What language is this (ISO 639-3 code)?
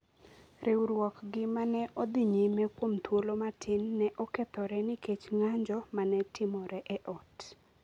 luo